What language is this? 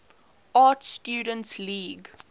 English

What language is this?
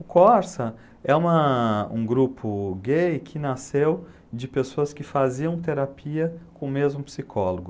Portuguese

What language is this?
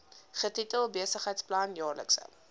Afrikaans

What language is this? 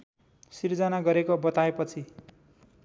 Nepali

